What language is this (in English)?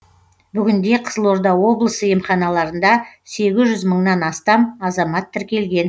Kazakh